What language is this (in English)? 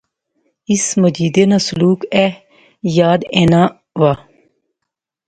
Pahari-Potwari